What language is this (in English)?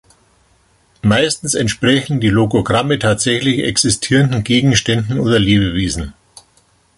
German